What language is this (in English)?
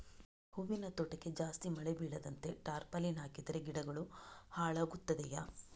Kannada